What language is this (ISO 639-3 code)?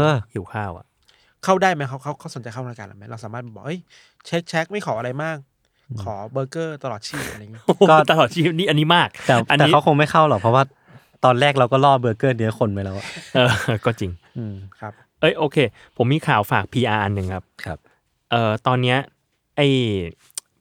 tha